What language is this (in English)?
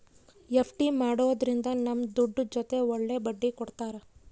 Kannada